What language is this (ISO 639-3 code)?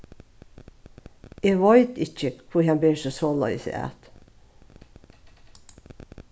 fao